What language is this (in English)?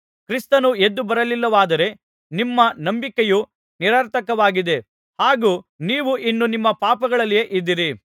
Kannada